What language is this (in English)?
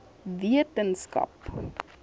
Afrikaans